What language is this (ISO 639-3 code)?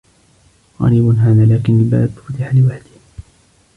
ara